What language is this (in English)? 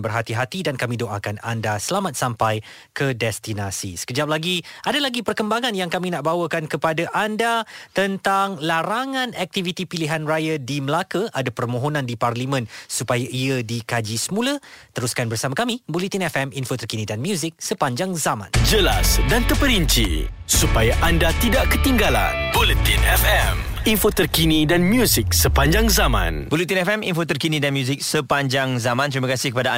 Malay